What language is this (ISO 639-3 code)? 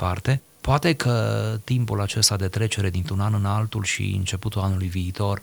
ron